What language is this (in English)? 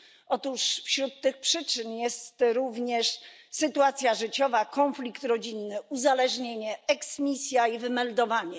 Polish